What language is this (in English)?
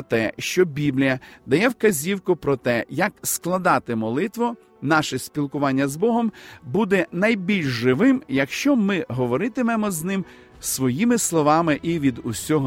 Ukrainian